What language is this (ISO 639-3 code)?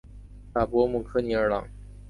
zho